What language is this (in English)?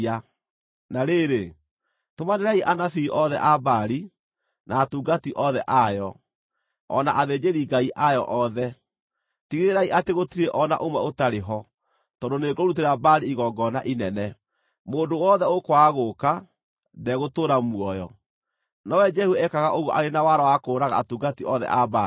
Kikuyu